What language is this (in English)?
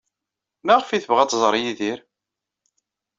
Kabyle